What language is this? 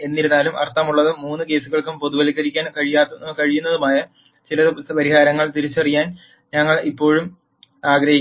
Malayalam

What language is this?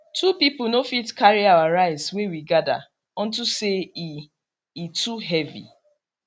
Nigerian Pidgin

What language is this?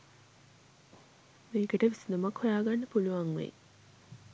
Sinhala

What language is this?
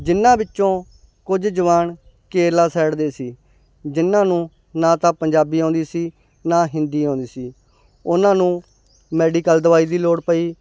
Punjabi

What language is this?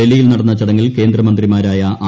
Malayalam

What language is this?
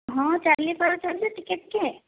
Odia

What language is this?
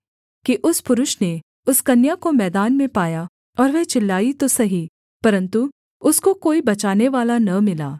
Hindi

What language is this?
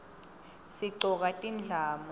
Swati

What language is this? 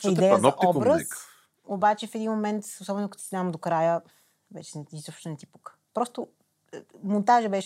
Bulgarian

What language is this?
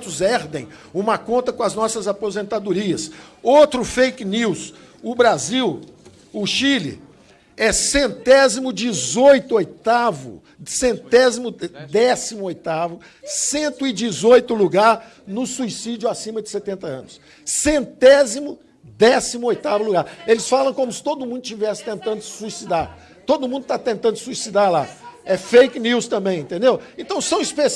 Portuguese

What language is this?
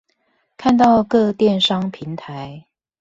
Chinese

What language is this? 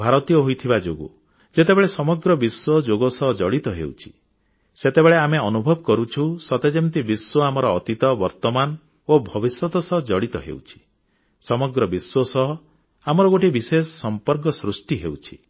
Odia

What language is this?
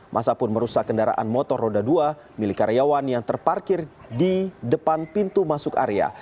Indonesian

